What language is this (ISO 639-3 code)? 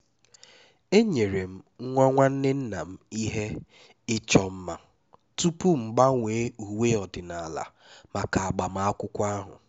ibo